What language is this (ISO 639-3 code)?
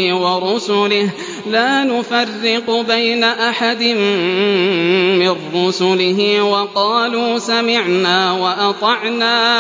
ara